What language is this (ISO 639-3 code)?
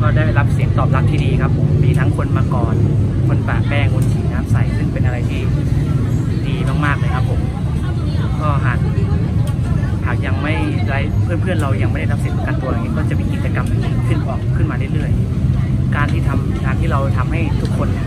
tha